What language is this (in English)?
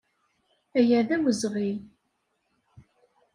Kabyle